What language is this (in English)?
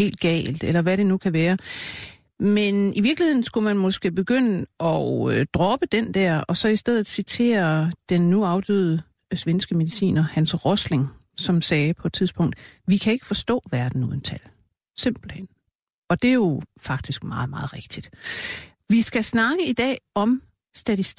Danish